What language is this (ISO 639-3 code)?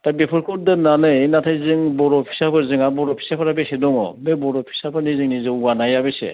brx